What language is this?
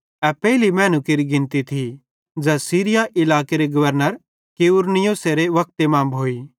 Bhadrawahi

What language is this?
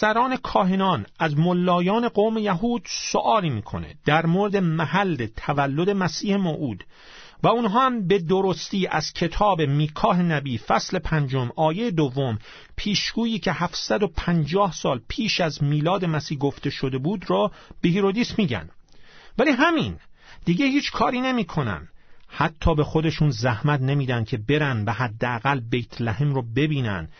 Persian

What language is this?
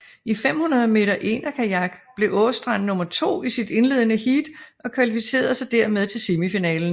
Danish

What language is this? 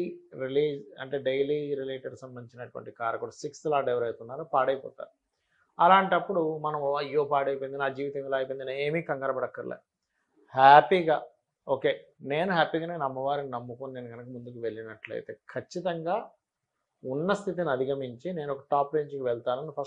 Telugu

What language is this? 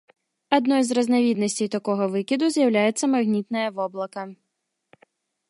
Belarusian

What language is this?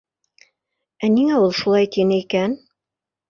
Bashkir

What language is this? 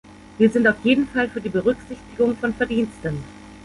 German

